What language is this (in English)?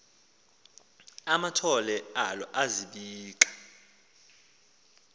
Xhosa